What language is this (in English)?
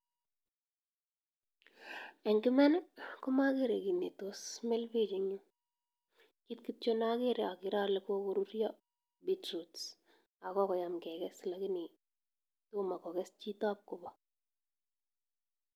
Kalenjin